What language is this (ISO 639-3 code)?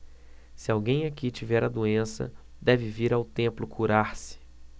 por